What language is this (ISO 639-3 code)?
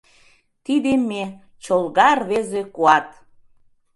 chm